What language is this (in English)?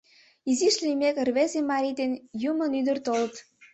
Mari